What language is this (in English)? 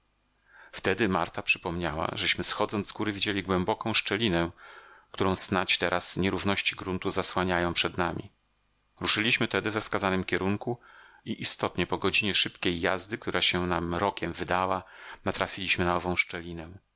Polish